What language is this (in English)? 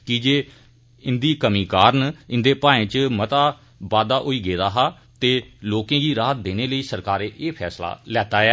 Dogri